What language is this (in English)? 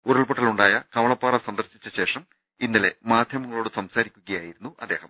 Malayalam